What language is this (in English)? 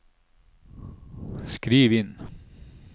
Norwegian